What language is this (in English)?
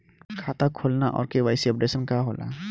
Bhojpuri